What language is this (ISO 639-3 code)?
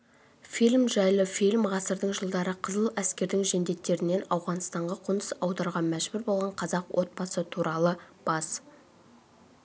kaz